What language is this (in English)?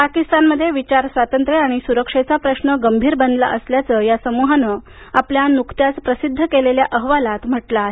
Marathi